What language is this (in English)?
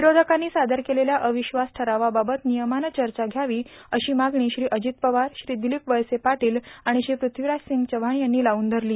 Marathi